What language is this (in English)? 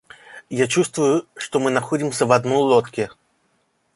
Russian